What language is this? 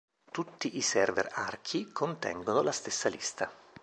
Italian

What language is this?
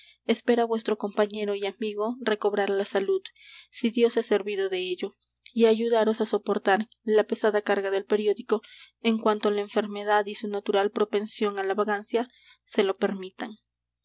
Spanish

